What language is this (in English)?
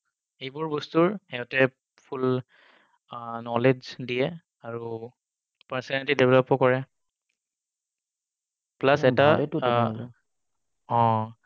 Assamese